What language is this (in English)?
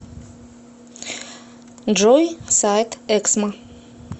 Russian